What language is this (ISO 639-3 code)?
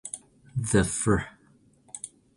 eng